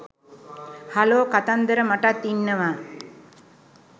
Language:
Sinhala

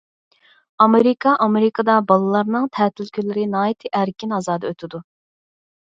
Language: Uyghur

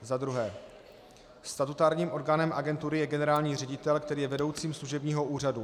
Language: Czech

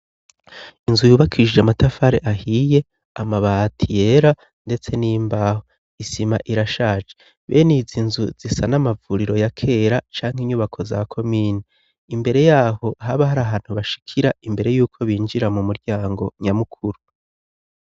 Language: Rundi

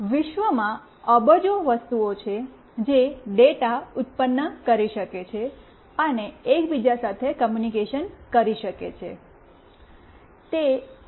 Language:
Gujarati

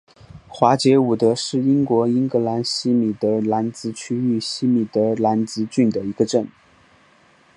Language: Chinese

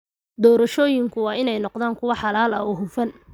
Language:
Somali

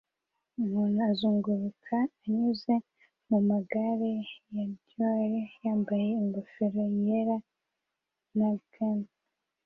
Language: Kinyarwanda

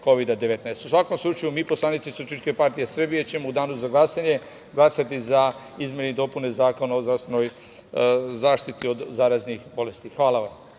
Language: Serbian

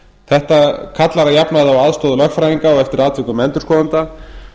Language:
Icelandic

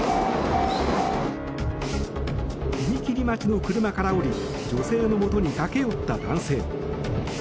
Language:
Japanese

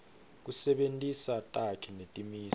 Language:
Swati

